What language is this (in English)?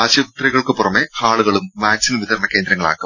Malayalam